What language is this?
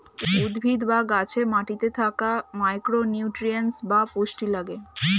Bangla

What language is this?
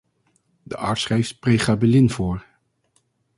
Dutch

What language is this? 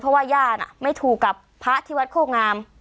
Thai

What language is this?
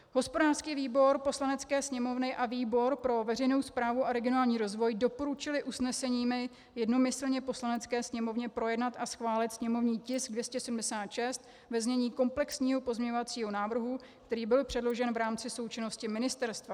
Czech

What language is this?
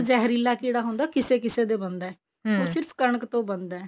Punjabi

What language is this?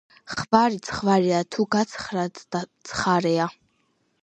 Georgian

